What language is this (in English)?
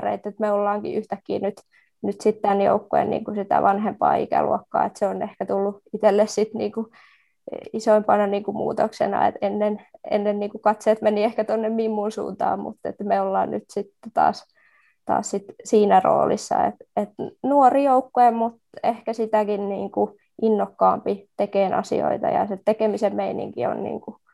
Finnish